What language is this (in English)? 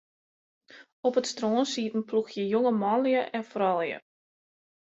Western Frisian